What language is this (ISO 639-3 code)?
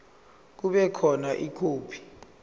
zul